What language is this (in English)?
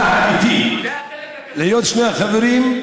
Hebrew